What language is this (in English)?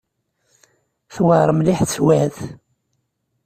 Kabyle